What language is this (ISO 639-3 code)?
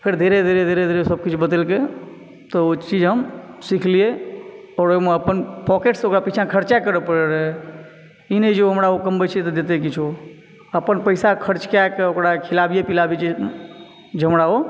mai